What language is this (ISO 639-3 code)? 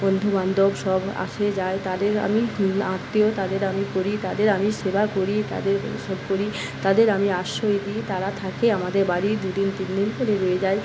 ben